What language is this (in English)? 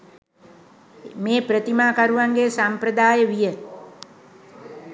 Sinhala